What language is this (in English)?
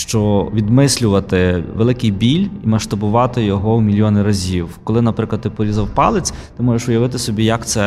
Ukrainian